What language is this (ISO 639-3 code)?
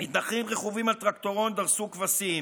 heb